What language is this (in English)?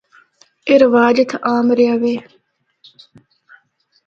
Northern Hindko